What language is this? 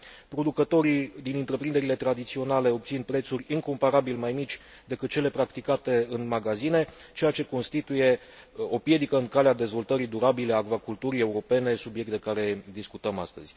Romanian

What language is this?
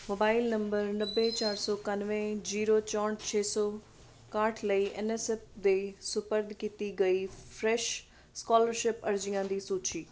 Punjabi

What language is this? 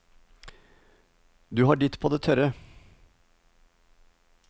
Norwegian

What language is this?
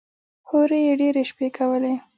Pashto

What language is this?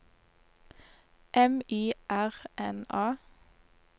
Norwegian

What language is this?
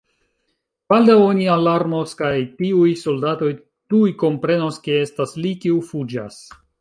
Esperanto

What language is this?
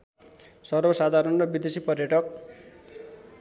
Nepali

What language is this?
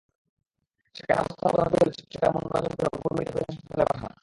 Bangla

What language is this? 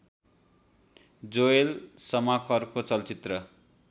Nepali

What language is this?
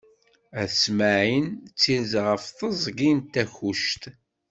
Kabyle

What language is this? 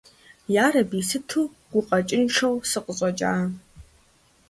Kabardian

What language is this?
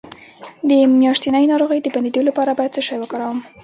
Pashto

